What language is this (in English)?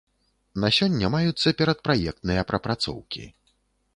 Belarusian